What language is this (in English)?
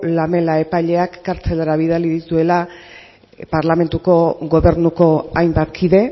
Basque